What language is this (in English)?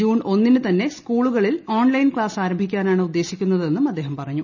Malayalam